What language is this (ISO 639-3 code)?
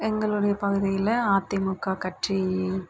tam